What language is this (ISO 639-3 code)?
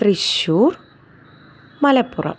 mal